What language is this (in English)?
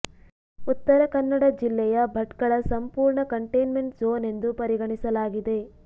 Kannada